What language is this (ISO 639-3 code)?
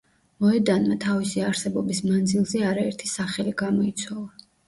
kat